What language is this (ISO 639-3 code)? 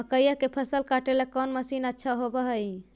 mag